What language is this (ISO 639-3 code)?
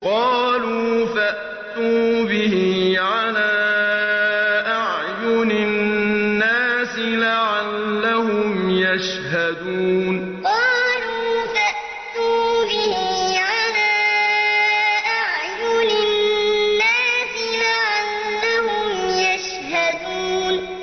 ara